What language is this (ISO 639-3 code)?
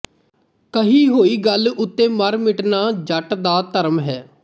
pan